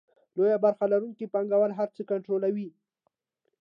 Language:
Pashto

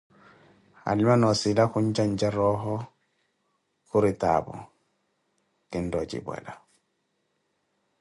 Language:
Koti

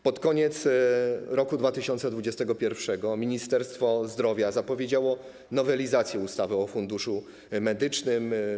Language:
Polish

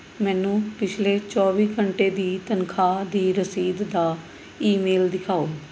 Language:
Punjabi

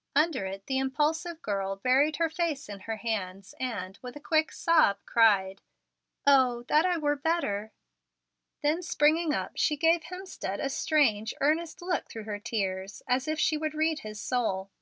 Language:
English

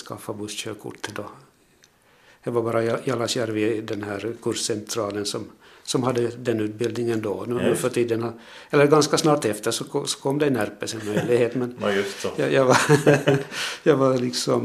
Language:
Swedish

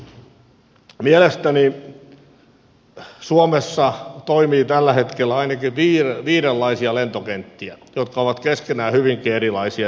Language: Finnish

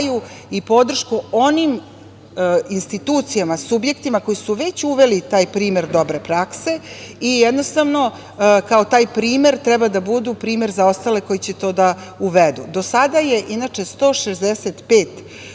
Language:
Serbian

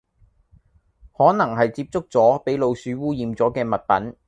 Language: Cantonese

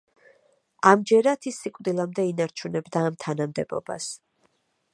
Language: Georgian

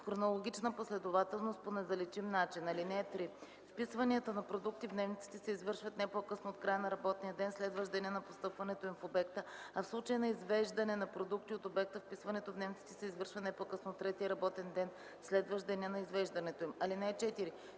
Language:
Bulgarian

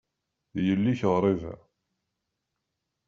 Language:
Kabyle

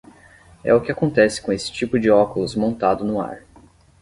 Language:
Portuguese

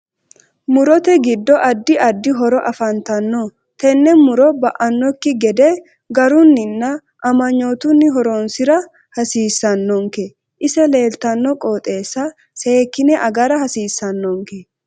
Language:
Sidamo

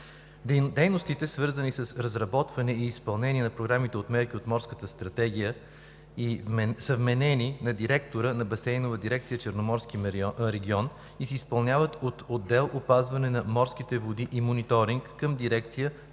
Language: Bulgarian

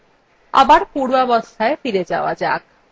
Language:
Bangla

